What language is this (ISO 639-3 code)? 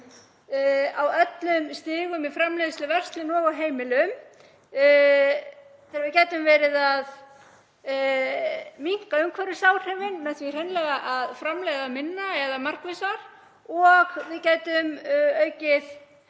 isl